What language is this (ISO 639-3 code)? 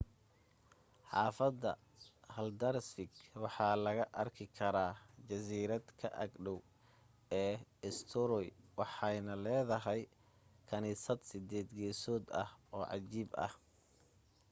som